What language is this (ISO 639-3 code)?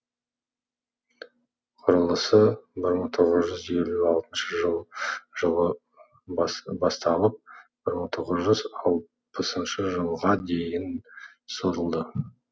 kaz